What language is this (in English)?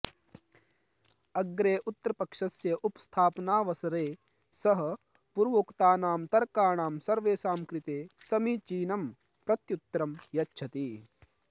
Sanskrit